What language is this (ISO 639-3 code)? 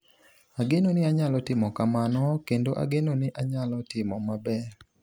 luo